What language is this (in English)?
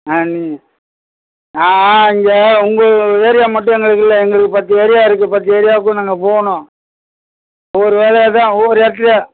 Tamil